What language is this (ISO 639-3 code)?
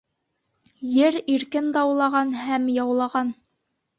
bak